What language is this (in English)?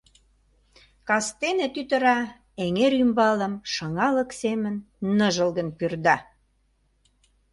Mari